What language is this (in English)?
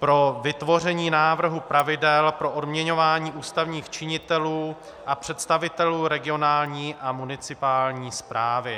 Czech